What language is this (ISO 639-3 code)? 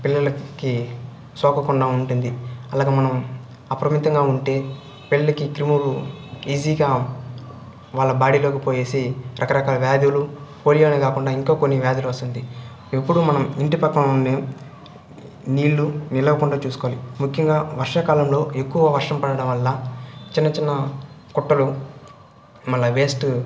tel